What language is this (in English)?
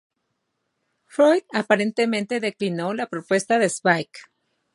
Spanish